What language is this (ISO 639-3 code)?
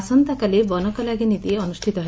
ori